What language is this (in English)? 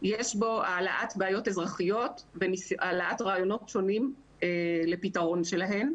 Hebrew